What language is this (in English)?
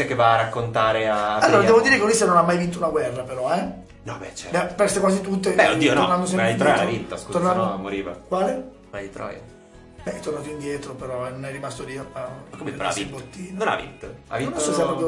Italian